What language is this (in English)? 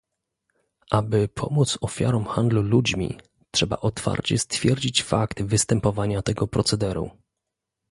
Polish